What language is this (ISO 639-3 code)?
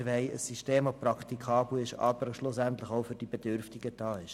gsw